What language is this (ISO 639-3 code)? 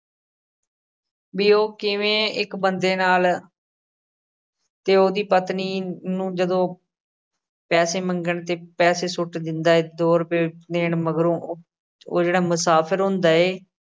pan